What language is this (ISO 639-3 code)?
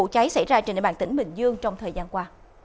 vie